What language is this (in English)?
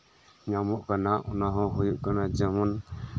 Santali